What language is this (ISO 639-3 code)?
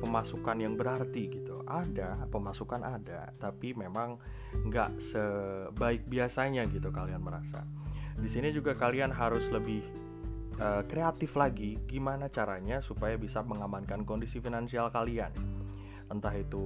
ind